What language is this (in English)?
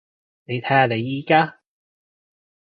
Cantonese